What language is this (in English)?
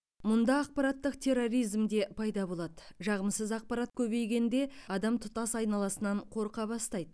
Kazakh